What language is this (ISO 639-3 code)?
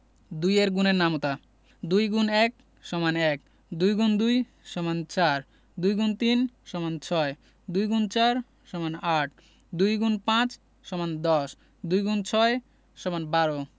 ben